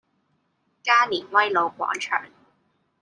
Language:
Cantonese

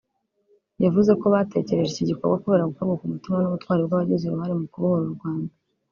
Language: Kinyarwanda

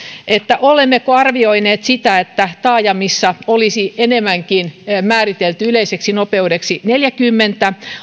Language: Finnish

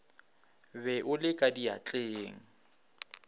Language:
Northern Sotho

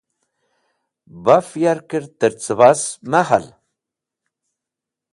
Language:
Wakhi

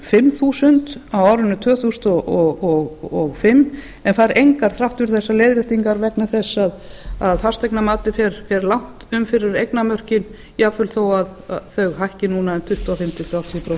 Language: Icelandic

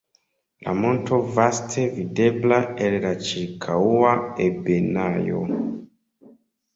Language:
Esperanto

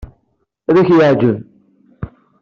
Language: Kabyle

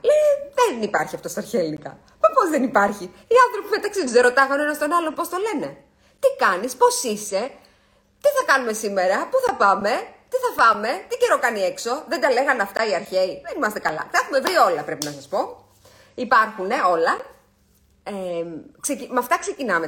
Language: Greek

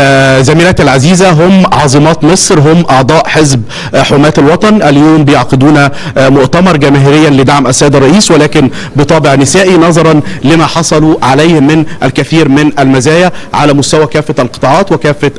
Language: Arabic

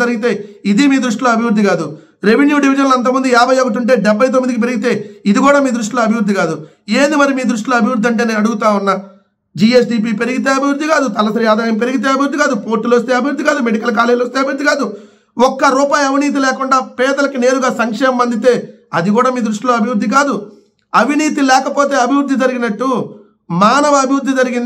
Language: Telugu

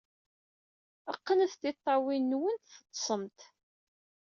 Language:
Kabyle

